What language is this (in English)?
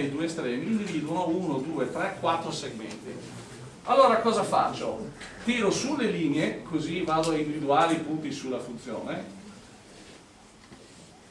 Italian